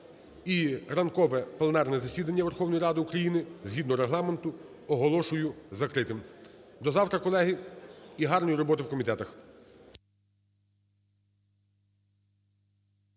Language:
Ukrainian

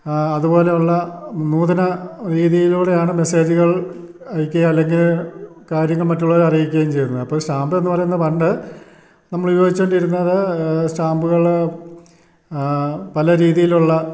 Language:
Malayalam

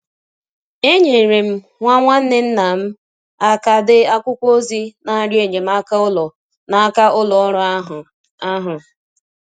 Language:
Igbo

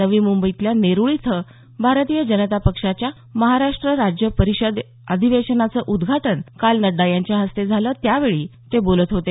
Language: Marathi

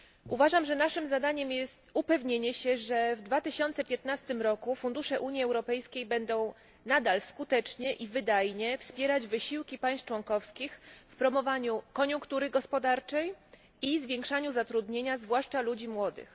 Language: Polish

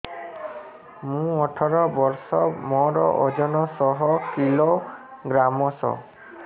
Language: Odia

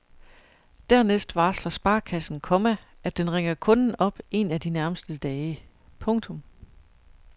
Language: Danish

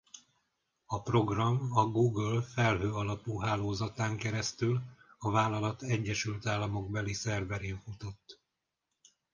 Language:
Hungarian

